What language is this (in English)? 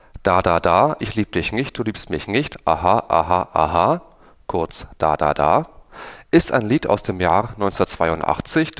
German